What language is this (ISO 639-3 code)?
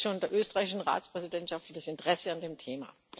deu